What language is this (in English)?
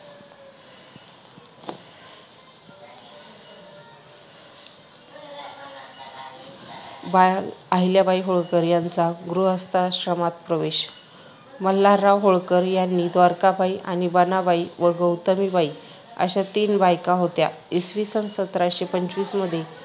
Marathi